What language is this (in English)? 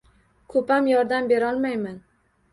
Uzbek